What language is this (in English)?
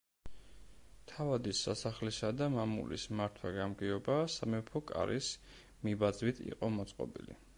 Georgian